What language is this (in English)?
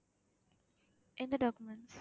Tamil